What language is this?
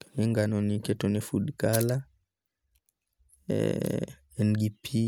Luo (Kenya and Tanzania)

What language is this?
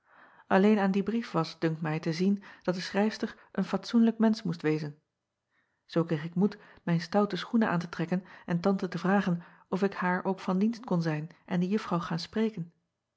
Dutch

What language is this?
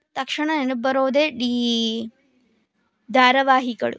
Kannada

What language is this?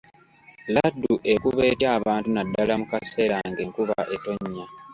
Ganda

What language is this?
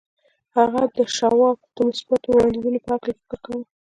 Pashto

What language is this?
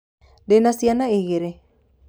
Kikuyu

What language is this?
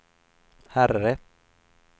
Swedish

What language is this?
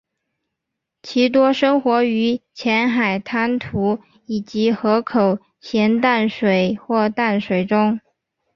Chinese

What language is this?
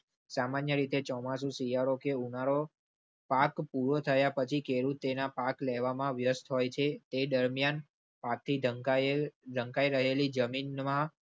Gujarati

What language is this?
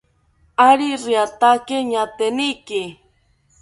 South Ucayali Ashéninka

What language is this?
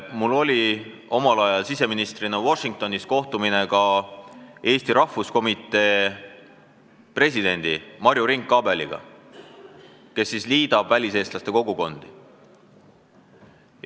Estonian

